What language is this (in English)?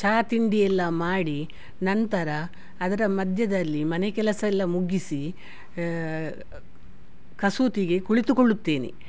Kannada